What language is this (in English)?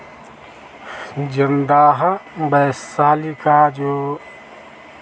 Hindi